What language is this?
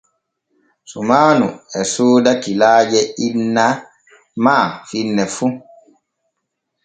Borgu Fulfulde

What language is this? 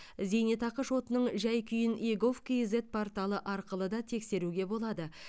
Kazakh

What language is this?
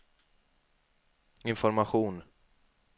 Swedish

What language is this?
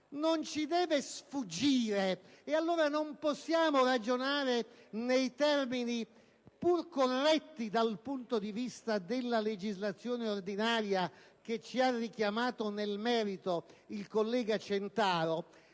Italian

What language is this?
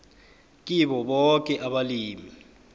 South Ndebele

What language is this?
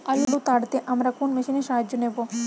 Bangla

